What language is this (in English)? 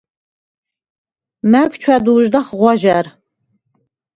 Svan